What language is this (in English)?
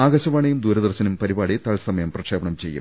Malayalam